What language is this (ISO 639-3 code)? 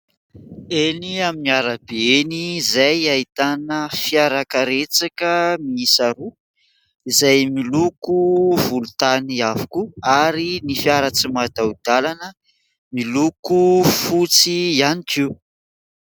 mlg